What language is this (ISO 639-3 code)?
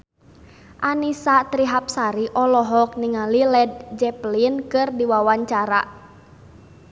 sun